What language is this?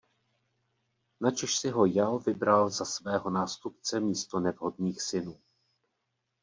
Czech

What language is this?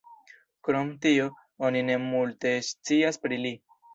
Esperanto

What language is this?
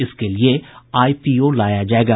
Hindi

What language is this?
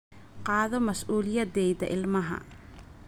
Somali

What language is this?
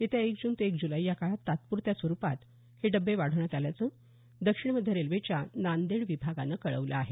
Marathi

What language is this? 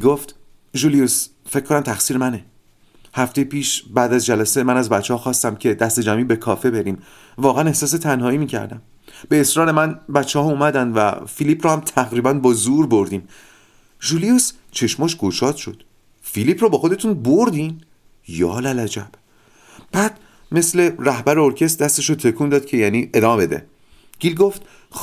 Persian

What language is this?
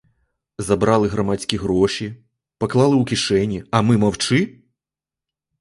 Ukrainian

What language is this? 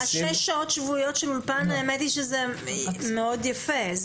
Hebrew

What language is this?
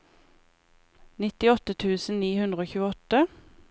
Norwegian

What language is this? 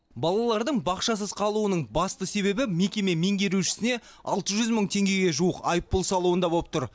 Kazakh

